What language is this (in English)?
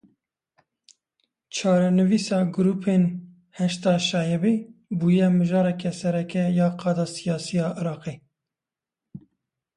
Kurdish